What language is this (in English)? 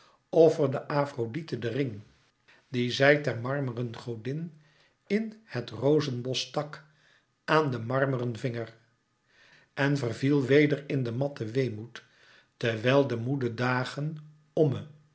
Dutch